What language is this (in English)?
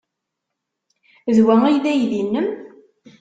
Kabyle